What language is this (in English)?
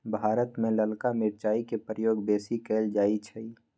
Magahi